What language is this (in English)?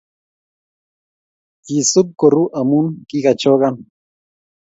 Kalenjin